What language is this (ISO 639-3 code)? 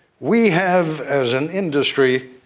eng